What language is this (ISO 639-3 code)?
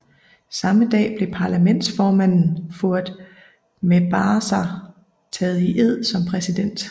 dan